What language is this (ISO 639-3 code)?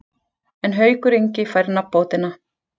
isl